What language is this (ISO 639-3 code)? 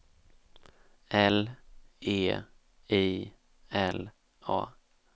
swe